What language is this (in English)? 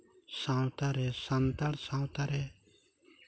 Santali